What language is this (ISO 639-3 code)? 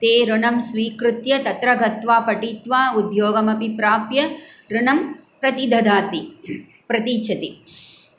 san